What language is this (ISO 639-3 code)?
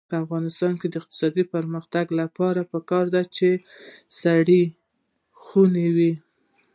pus